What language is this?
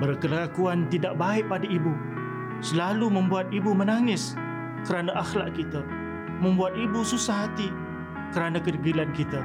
Malay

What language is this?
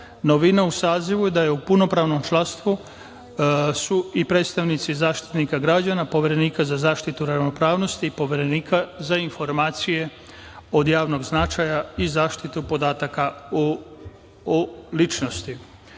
Serbian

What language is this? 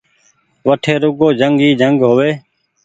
Goaria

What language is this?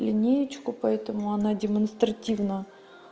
Russian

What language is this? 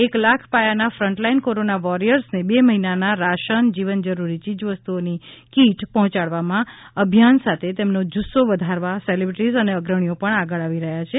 Gujarati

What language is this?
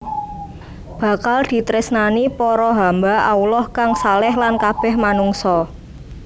Javanese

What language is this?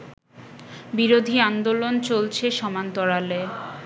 Bangla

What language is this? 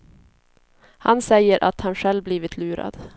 Swedish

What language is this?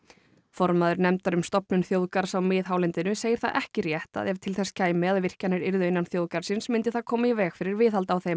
Icelandic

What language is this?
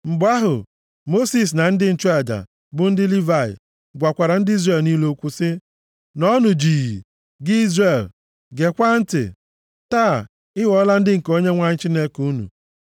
Igbo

